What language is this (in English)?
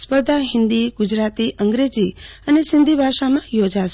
Gujarati